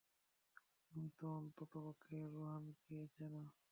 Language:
Bangla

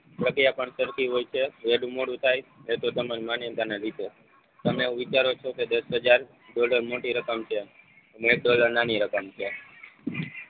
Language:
Gujarati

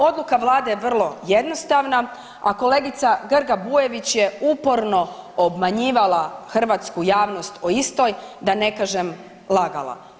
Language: Croatian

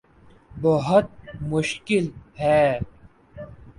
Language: Urdu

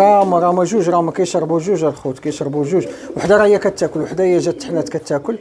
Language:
Arabic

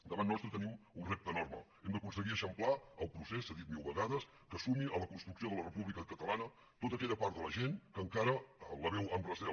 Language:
Catalan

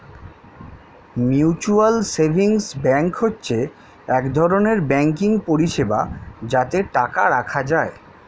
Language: Bangla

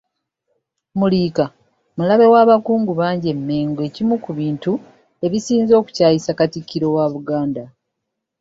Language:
Ganda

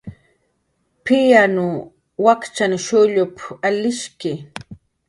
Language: Jaqaru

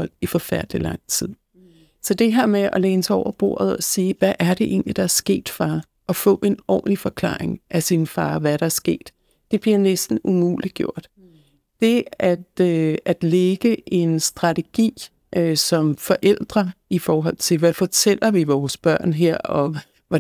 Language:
Danish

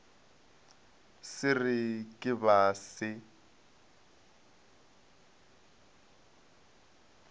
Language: Northern Sotho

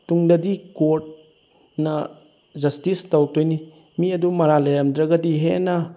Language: Manipuri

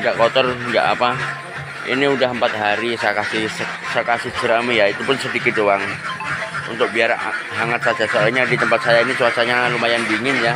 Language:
Indonesian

